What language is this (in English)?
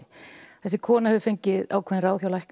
Icelandic